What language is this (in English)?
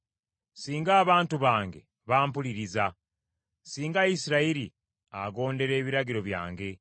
Ganda